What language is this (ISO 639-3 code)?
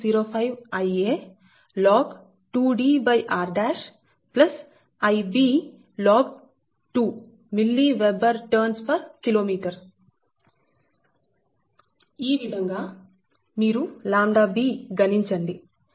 tel